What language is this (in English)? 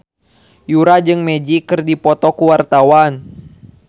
Sundanese